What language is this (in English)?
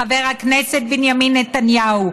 Hebrew